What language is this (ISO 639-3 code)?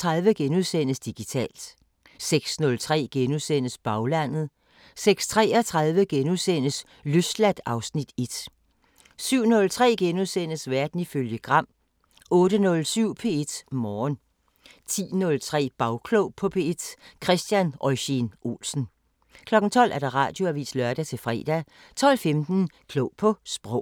dan